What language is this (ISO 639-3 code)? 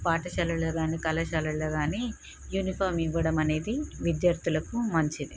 tel